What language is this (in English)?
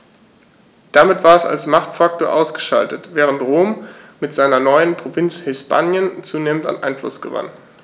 German